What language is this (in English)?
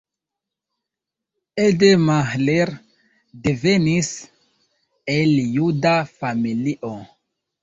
Esperanto